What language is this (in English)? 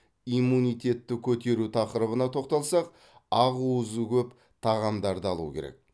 Kazakh